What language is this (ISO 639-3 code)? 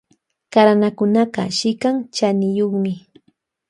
qvj